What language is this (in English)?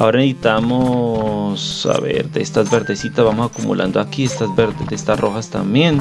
Spanish